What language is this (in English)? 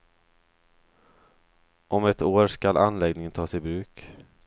Swedish